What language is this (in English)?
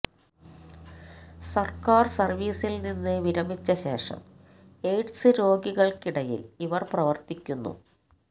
Malayalam